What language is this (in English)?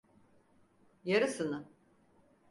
Turkish